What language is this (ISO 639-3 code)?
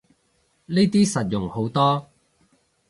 yue